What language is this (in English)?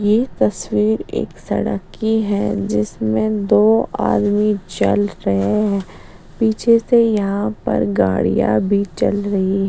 Hindi